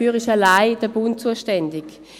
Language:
Swiss German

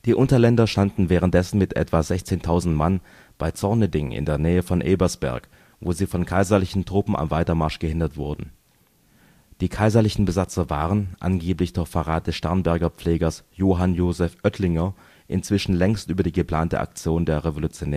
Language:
German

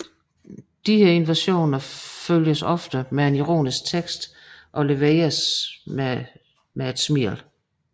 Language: Danish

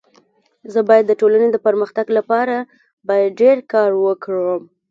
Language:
Pashto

